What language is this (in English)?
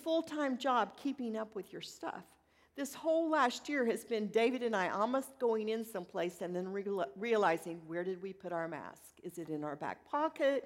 English